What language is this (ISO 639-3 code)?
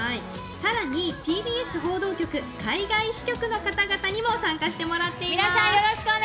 jpn